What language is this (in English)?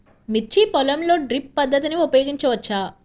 Telugu